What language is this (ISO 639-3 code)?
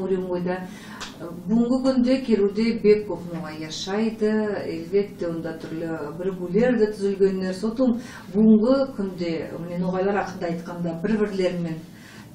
tur